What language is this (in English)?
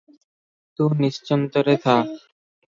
Odia